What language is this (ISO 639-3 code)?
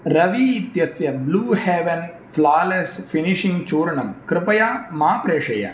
san